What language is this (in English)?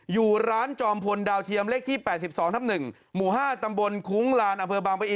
Thai